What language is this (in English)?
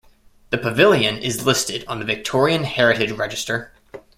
English